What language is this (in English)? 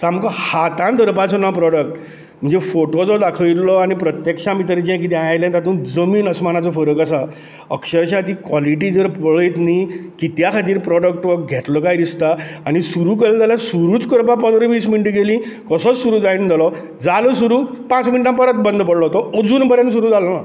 Konkani